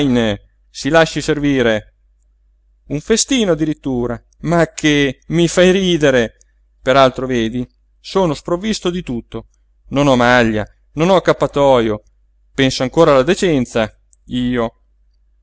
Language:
Italian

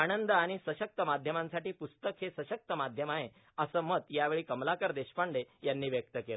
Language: Marathi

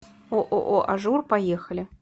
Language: Russian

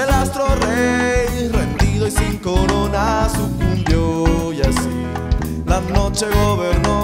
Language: Spanish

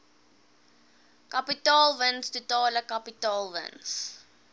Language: Afrikaans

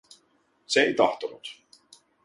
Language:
Finnish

